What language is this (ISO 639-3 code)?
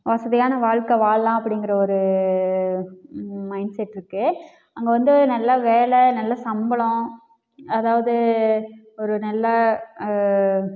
tam